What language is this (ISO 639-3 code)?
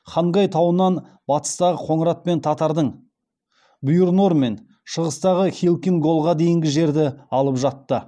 kaz